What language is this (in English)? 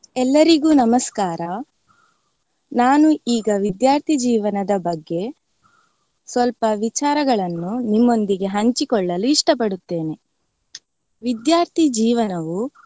Kannada